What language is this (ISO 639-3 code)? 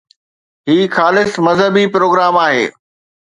snd